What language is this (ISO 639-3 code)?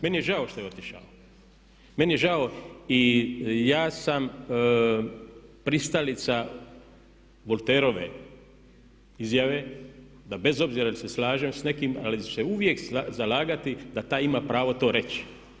hrv